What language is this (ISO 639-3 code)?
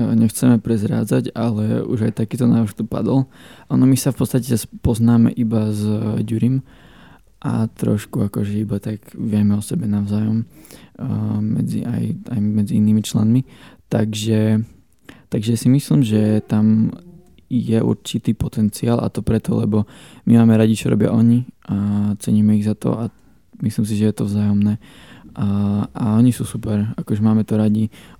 slk